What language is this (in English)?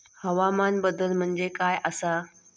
Marathi